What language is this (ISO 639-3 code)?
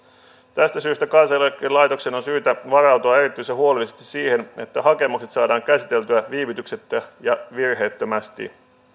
fin